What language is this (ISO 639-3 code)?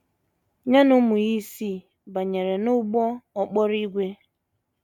ibo